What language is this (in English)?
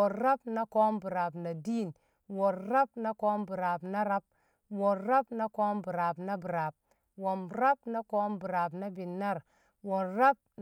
Kamo